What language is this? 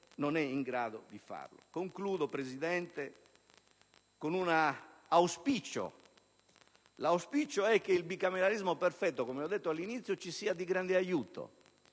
Italian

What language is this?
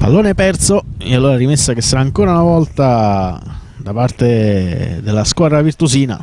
Italian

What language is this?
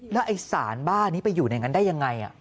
Thai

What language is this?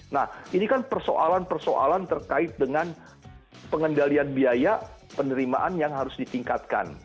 Indonesian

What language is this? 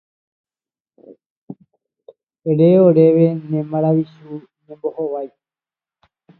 Guarani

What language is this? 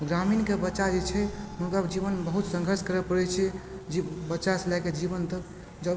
Maithili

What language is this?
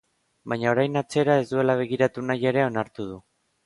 Basque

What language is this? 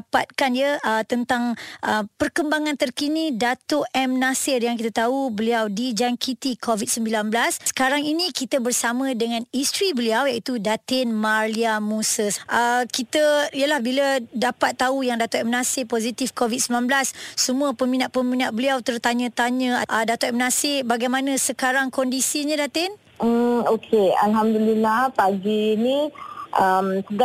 Malay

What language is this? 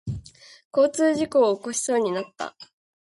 Japanese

